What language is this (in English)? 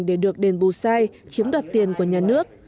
Vietnamese